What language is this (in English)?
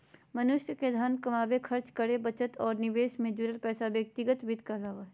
Magahi